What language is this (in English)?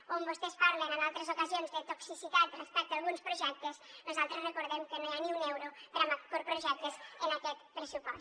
Catalan